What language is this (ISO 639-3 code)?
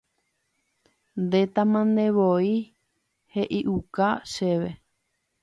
grn